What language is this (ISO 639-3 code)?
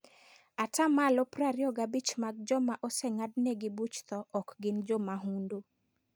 luo